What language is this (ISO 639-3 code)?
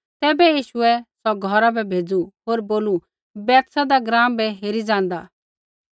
kfx